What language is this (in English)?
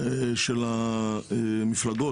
Hebrew